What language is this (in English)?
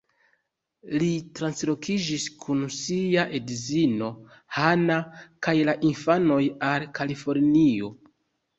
Esperanto